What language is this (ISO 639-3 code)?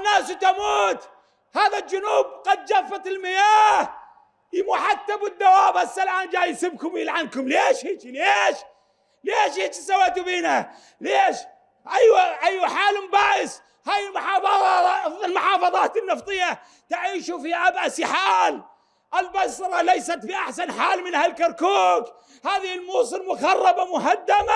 ara